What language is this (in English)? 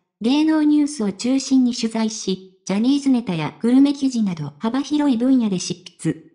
Japanese